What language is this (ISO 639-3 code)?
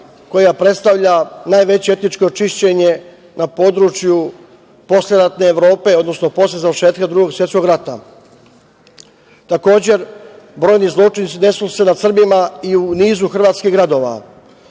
srp